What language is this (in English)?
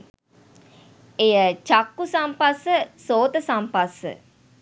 Sinhala